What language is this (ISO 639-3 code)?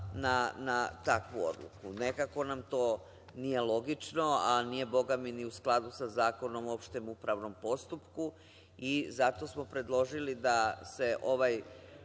srp